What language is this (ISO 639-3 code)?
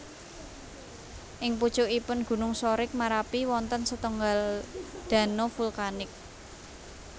jav